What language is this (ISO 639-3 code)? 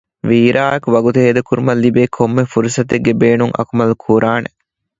div